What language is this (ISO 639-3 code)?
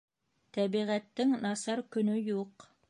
bak